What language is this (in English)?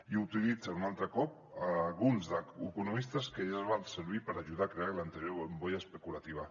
Catalan